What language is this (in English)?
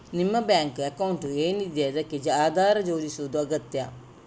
Kannada